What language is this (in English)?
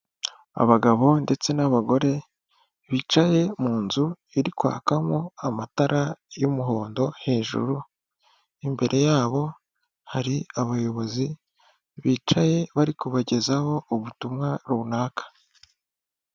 Kinyarwanda